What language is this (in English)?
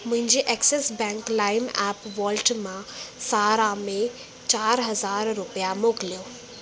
Sindhi